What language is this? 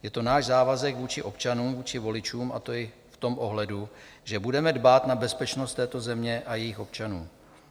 Czech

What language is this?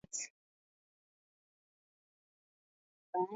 Swahili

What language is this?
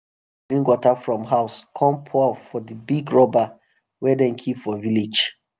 Nigerian Pidgin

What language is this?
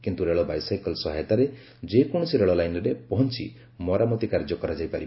Odia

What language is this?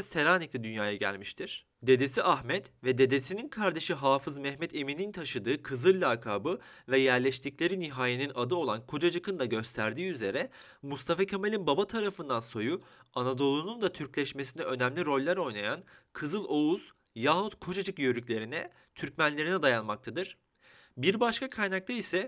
Turkish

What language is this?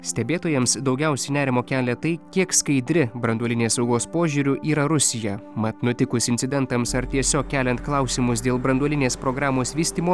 Lithuanian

